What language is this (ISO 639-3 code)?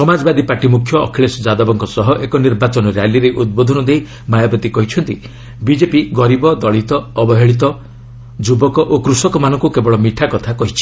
ori